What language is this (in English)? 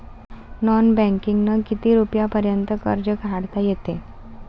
Marathi